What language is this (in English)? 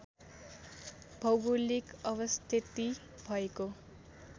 Nepali